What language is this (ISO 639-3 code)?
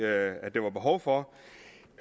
dan